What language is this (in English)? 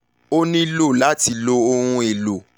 Yoruba